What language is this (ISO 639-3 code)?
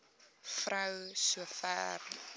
afr